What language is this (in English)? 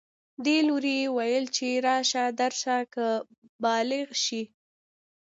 Pashto